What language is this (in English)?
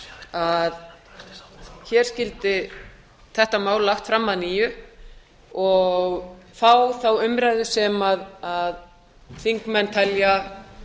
Icelandic